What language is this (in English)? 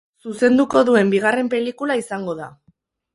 Basque